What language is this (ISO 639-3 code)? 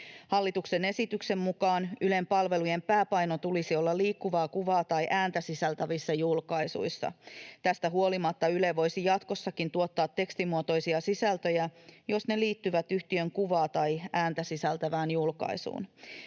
fin